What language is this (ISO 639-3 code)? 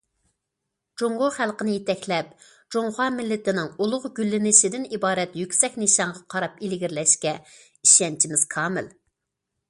uig